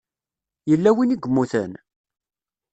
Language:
Kabyle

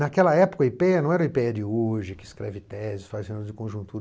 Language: Portuguese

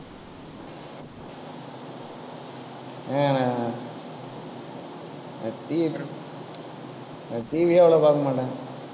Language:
Tamil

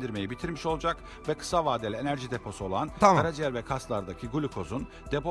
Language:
Turkish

